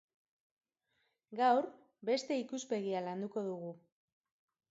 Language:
Basque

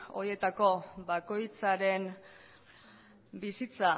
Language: Basque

